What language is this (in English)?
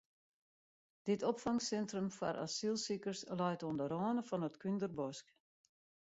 Western Frisian